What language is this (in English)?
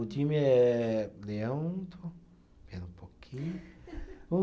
Portuguese